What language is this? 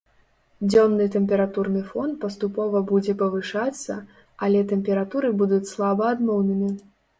Belarusian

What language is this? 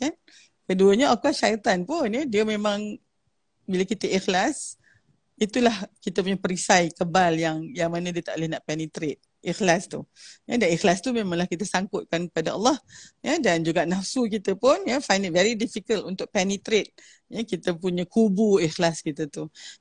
Malay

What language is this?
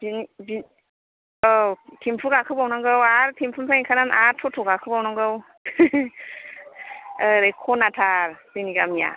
Bodo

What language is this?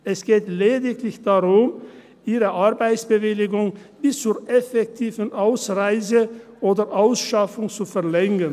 Swiss German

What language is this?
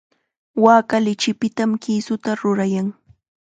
Chiquián Ancash Quechua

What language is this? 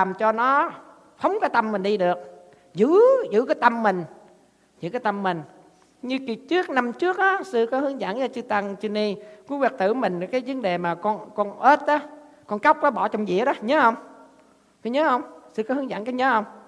Vietnamese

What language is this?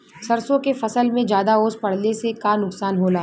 Bhojpuri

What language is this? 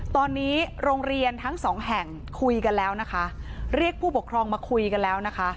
Thai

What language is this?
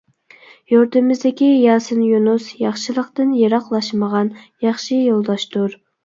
Uyghur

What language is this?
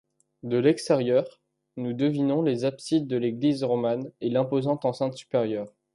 French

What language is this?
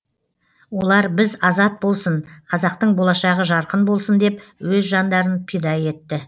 Kazakh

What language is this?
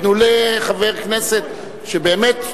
Hebrew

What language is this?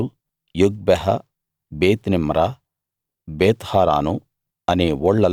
Telugu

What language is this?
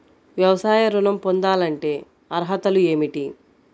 Telugu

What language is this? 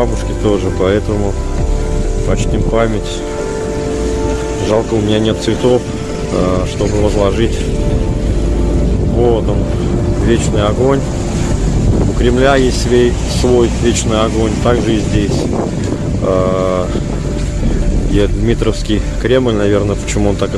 Russian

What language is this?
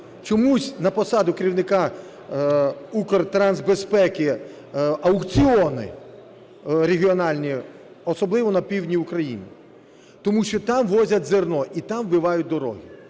Ukrainian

